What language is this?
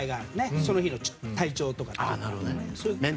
Japanese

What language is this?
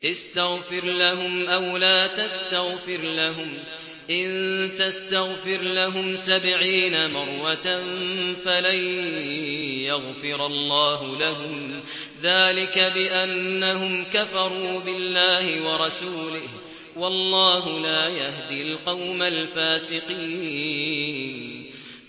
Arabic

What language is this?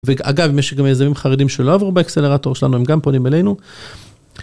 Hebrew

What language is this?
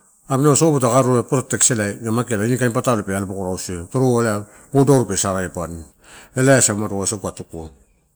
Torau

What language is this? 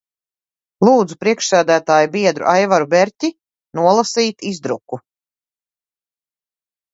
Latvian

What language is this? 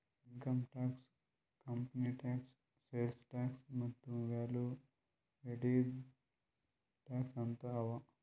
Kannada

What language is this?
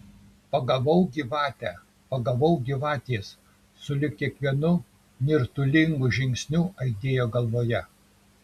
Lithuanian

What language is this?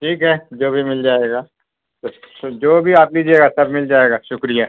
Urdu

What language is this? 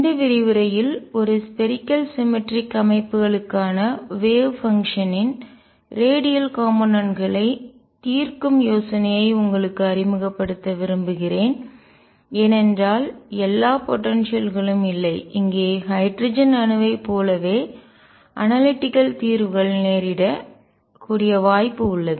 Tamil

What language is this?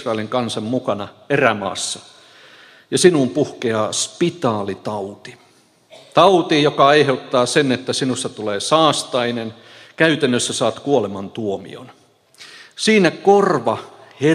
Finnish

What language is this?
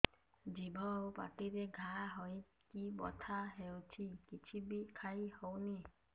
Odia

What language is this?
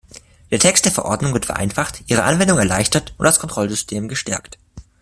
German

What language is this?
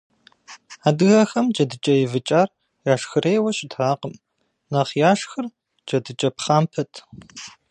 Kabardian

